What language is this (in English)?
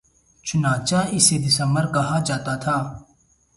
Urdu